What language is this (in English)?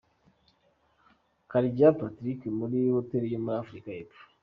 Kinyarwanda